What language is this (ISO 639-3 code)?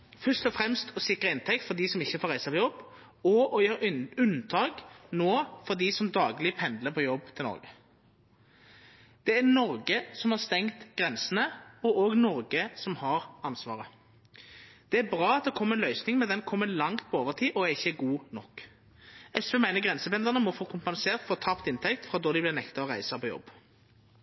nno